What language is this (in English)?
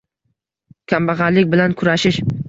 Uzbek